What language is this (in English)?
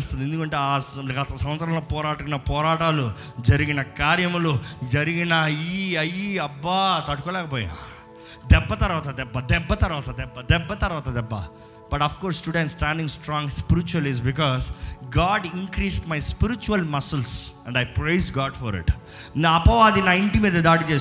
Telugu